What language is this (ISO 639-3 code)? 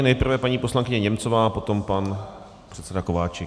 ces